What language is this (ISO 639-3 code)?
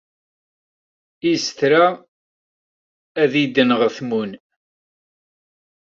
kab